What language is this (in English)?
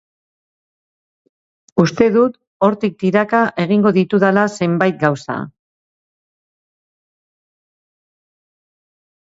Basque